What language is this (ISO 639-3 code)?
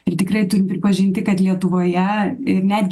lit